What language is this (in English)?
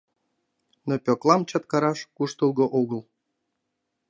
Mari